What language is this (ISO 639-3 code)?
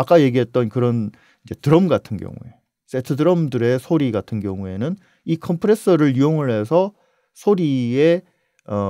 kor